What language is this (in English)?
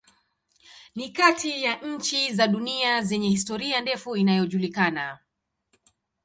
Swahili